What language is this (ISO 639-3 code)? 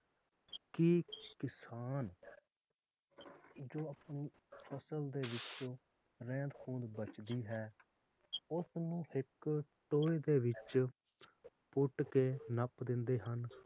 pan